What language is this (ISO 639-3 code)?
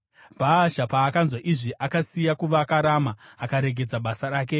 sna